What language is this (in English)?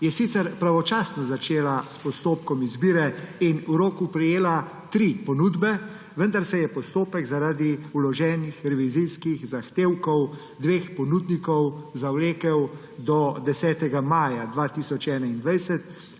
Slovenian